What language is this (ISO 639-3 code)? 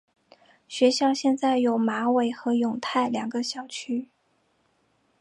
zho